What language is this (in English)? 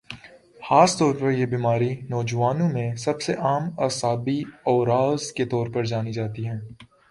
Urdu